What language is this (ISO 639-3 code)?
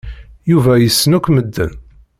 kab